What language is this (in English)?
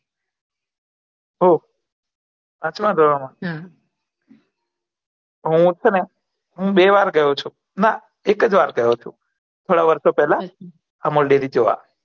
Gujarati